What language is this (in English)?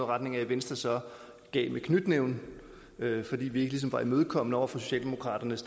Danish